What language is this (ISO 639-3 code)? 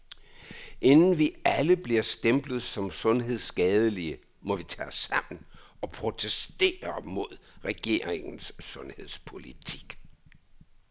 dan